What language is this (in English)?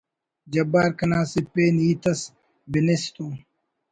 Brahui